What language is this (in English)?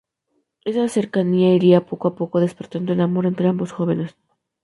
Spanish